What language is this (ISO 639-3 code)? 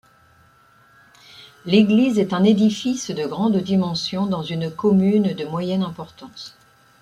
fra